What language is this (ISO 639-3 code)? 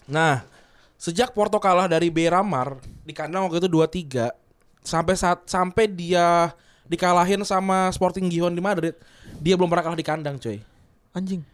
ind